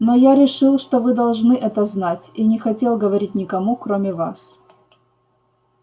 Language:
Russian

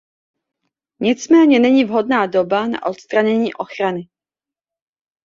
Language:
Czech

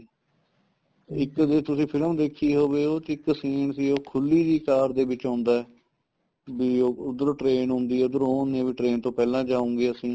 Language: Punjabi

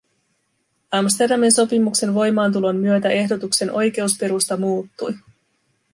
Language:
Finnish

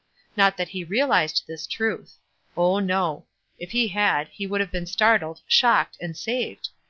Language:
English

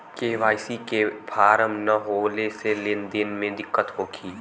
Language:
Bhojpuri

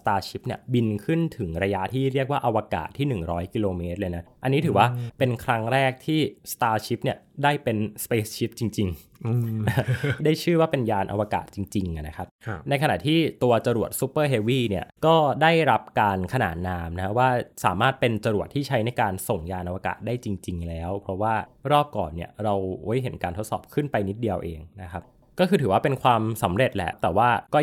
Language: Thai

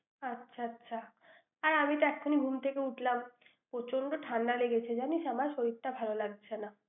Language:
Bangla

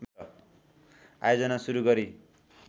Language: Nepali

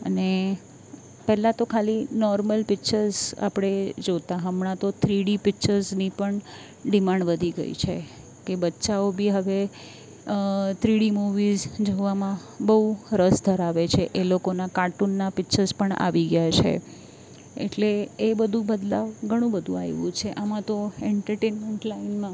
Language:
Gujarati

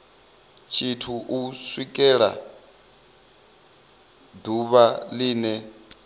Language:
Venda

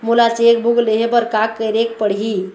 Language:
Chhattisgarhi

